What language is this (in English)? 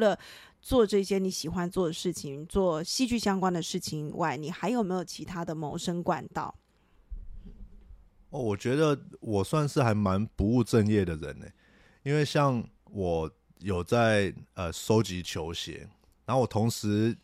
Chinese